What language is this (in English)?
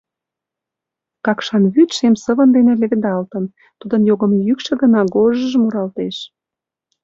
Mari